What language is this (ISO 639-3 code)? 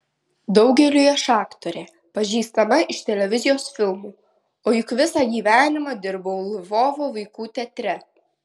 lit